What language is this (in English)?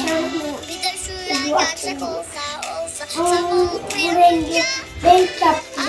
Turkish